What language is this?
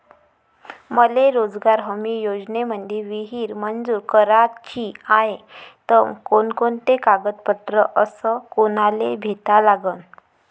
Marathi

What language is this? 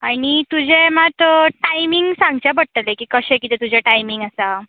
Konkani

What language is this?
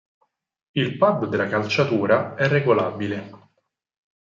Italian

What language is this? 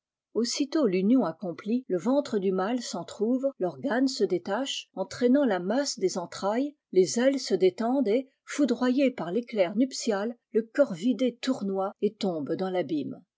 French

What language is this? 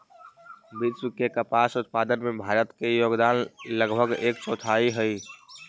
Magahi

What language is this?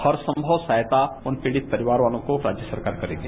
Hindi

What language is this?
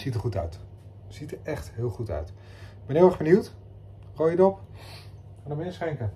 Dutch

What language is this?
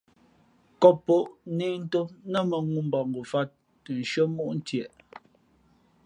Fe'fe'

